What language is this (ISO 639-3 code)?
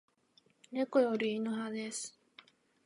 jpn